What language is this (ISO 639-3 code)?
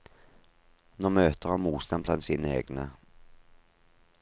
nor